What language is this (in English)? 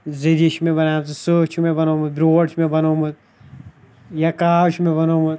Kashmiri